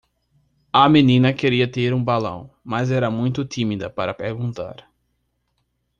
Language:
Portuguese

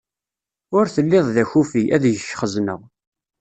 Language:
Kabyle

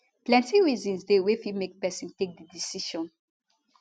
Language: Nigerian Pidgin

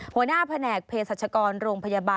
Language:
Thai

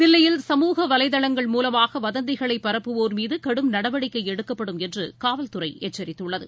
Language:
Tamil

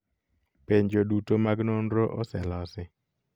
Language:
Luo (Kenya and Tanzania)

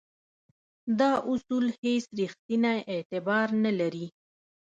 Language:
Pashto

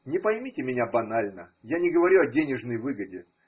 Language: Russian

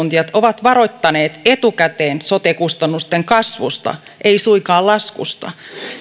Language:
Finnish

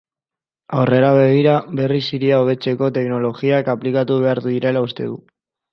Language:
Basque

